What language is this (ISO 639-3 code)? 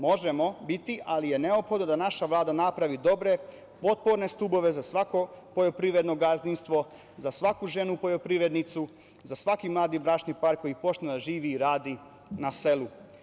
srp